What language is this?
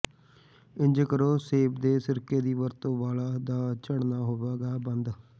Punjabi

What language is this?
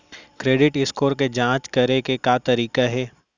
Chhattisgarhi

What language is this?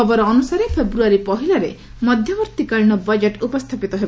Odia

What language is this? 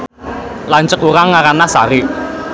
Sundanese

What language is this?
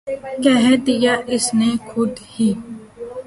Urdu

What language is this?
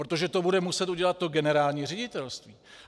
Czech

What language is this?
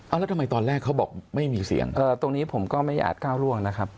Thai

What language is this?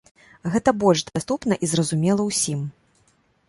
Belarusian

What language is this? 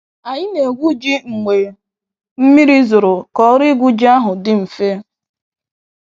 Igbo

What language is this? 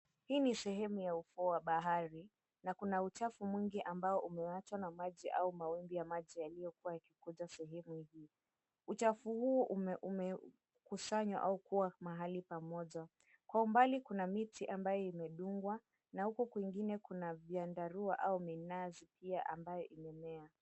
Swahili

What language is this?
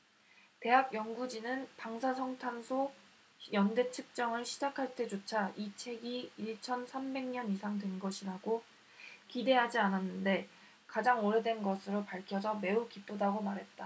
Korean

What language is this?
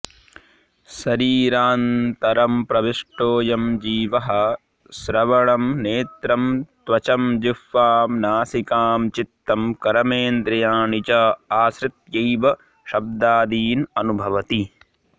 Sanskrit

